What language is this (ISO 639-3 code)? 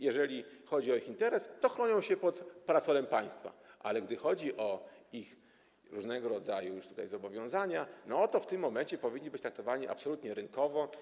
pol